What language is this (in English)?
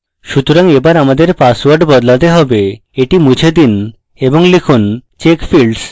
Bangla